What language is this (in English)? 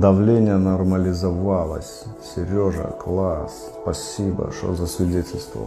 Russian